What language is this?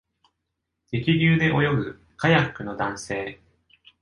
Japanese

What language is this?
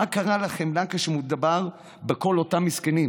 Hebrew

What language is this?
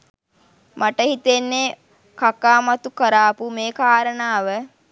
Sinhala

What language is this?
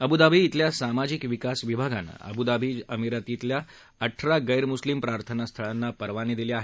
Marathi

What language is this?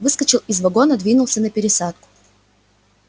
Russian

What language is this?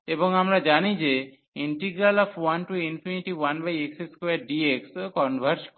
Bangla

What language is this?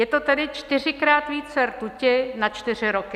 Czech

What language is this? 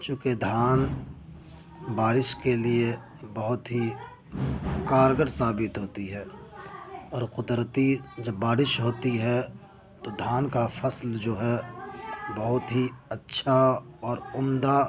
Urdu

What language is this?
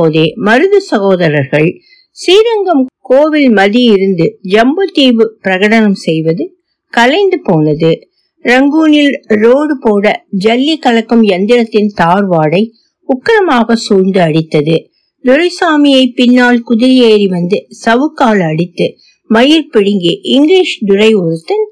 Tamil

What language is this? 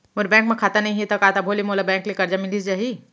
Chhattisgarhi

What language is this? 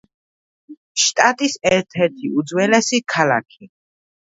Georgian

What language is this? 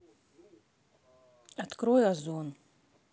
Russian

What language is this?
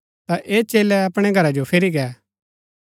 Gaddi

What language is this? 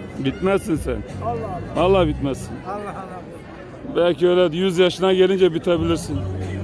Turkish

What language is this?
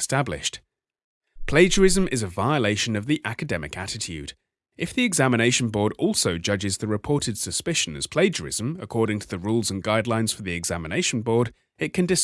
English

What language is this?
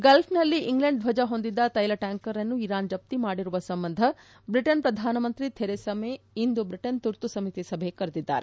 Kannada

